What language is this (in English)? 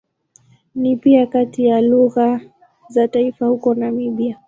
Swahili